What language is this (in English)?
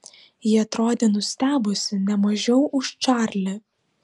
Lithuanian